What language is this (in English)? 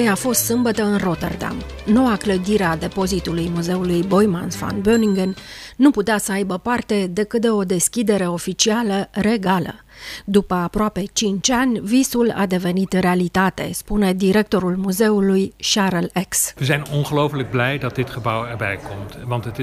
Romanian